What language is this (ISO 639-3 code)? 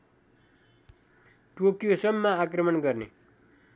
nep